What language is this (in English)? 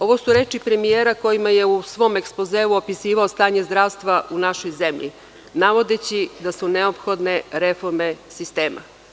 Serbian